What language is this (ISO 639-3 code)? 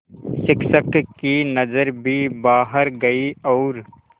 hin